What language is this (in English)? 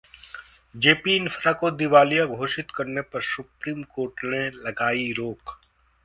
Hindi